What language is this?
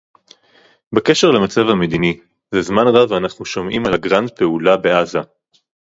Hebrew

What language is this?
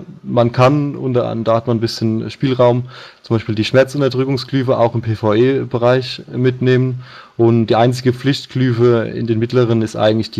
German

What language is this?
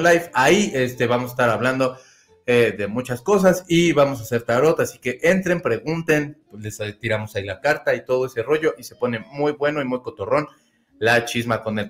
Spanish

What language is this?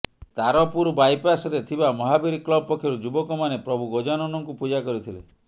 Odia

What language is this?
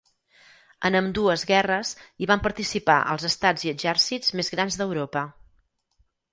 Catalan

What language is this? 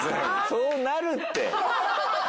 Japanese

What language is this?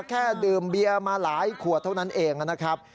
Thai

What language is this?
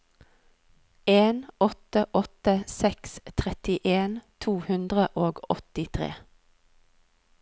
Norwegian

